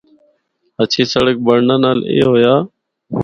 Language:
Northern Hindko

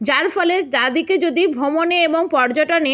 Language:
Bangla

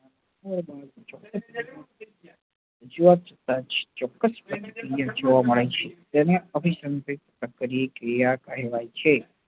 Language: Gujarati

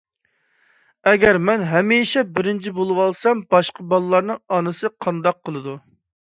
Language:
Uyghur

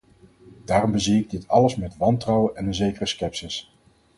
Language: Dutch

